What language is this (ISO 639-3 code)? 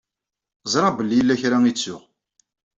kab